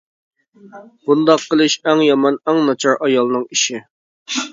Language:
Uyghur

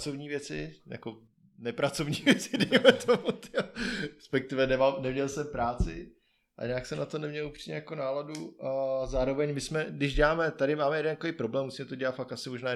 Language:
Czech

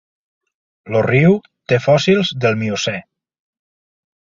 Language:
Catalan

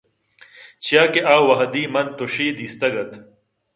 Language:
Eastern Balochi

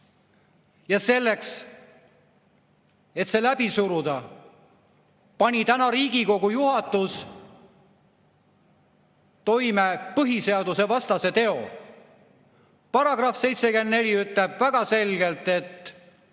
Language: Estonian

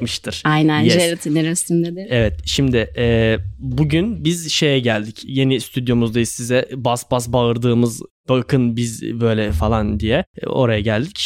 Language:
Turkish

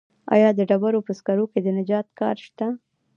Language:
Pashto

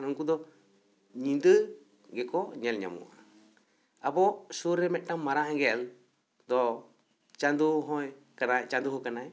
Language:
Santali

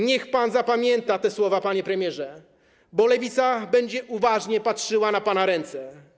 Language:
Polish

